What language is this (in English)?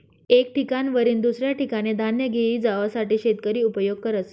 Marathi